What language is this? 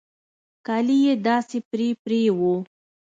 Pashto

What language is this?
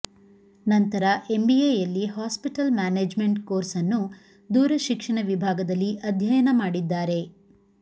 Kannada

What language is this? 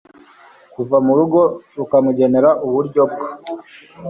Kinyarwanda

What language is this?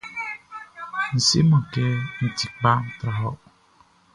Baoulé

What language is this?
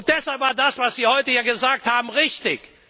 German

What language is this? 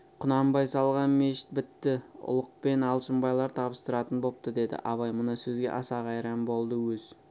Kazakh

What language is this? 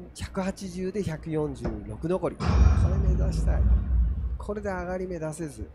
Japanese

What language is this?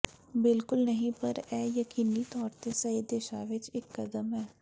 Punjabi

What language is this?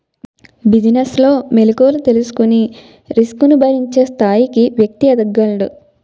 Telugu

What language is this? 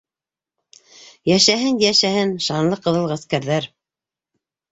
Bashkir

